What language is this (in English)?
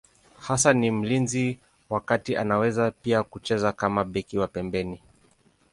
Swahili